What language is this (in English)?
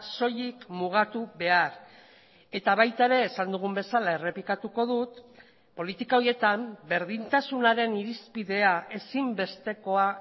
Basque